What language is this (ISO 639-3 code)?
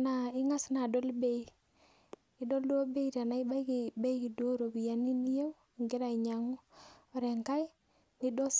mas